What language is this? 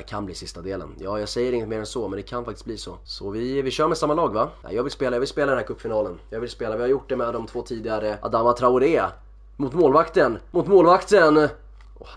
Swedish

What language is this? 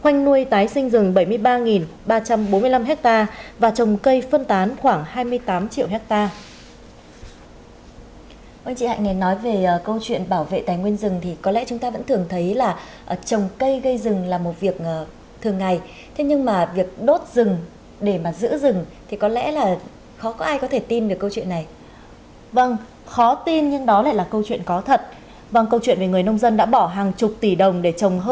Vietnamese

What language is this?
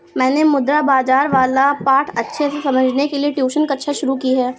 Hindi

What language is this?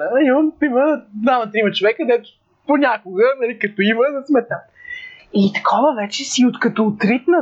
Bulgarian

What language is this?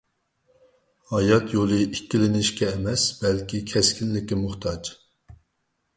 Uyghur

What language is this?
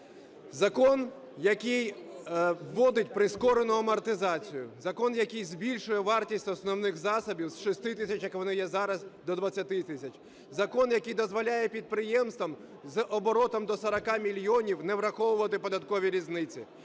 Ukrainian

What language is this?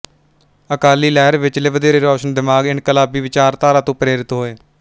Punjabi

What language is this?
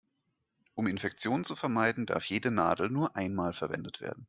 German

